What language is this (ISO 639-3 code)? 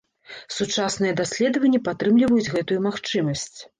bel